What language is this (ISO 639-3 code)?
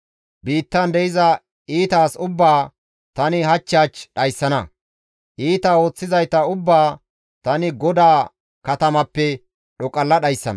gmv